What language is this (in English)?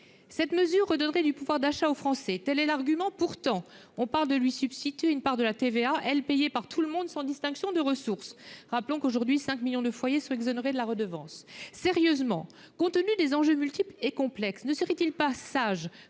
French